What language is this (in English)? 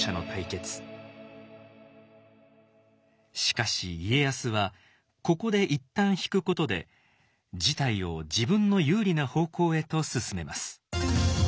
Japanese